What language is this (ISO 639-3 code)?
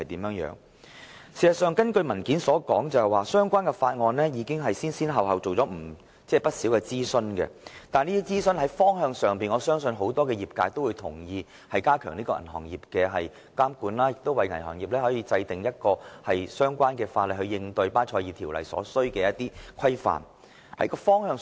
yue